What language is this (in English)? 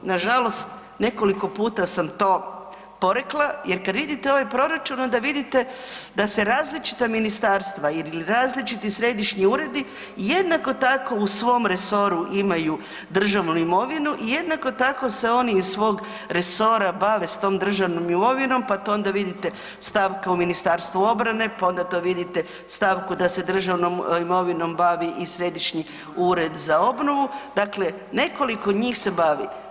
Croatian